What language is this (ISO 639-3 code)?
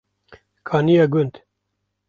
kur